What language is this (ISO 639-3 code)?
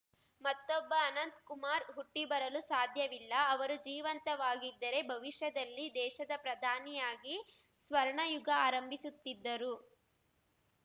kan